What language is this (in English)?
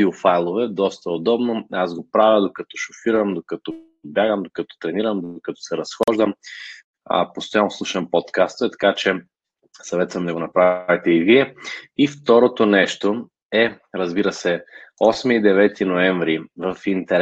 Bulgarian